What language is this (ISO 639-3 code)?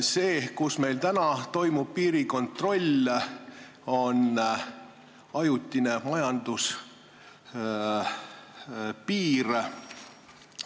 est